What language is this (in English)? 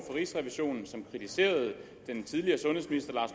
Danish